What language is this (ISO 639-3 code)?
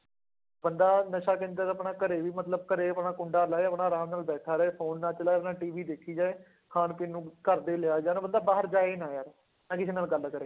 pan